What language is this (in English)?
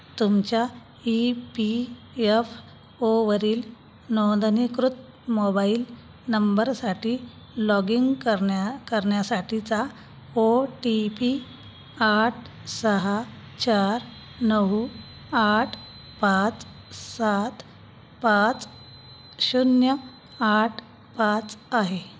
Marathi